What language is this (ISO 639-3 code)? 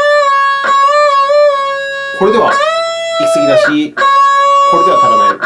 jpn